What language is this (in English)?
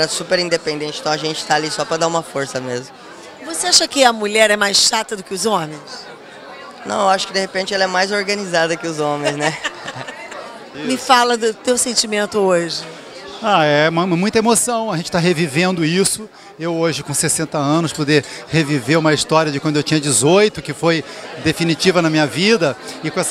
Portuguese